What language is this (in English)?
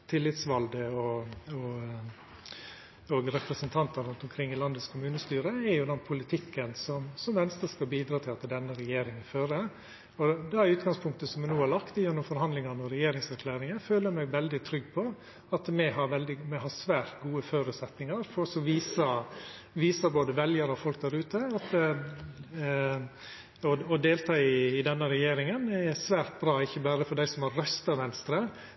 Norwegian Nynorsk